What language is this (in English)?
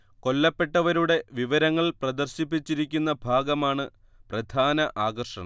Malayalam